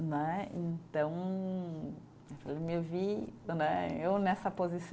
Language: Portuguese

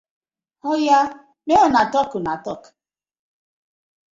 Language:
Nigerian Pidgin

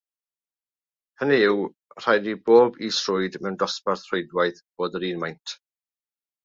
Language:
Welsh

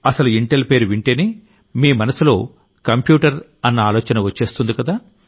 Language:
Telugu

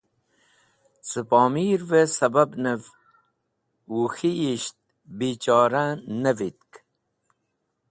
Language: Wakhi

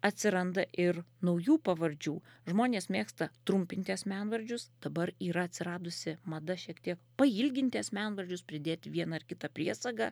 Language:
Lithuanian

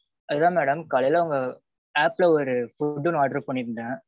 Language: Tamil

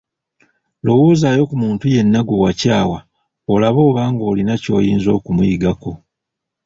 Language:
Ganda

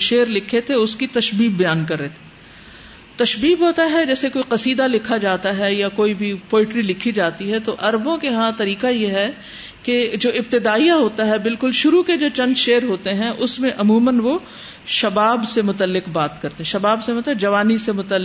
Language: Urdu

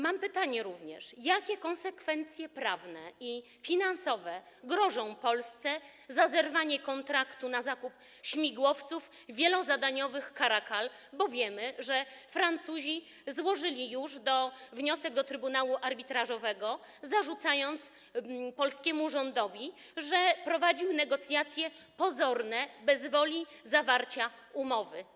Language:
Polish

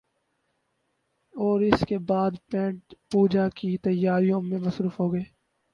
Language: Urdu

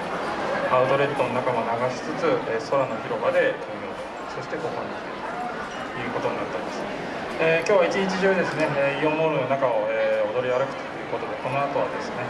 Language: Japanese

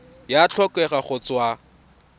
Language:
Tswana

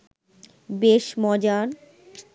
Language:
Bangla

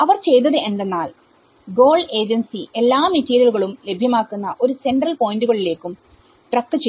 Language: Malayalam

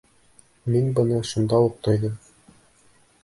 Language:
Bashkir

